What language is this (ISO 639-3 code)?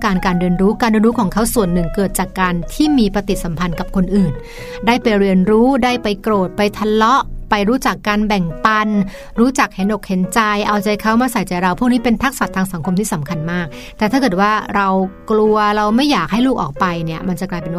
tha